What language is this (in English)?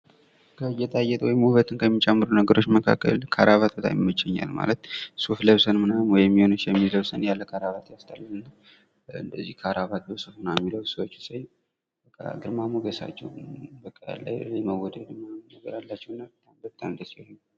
Amharic